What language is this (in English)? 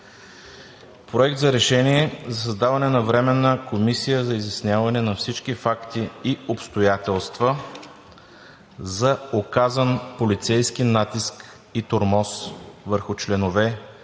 Bulgarian